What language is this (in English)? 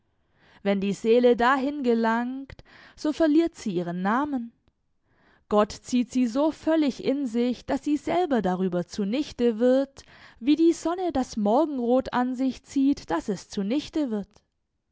German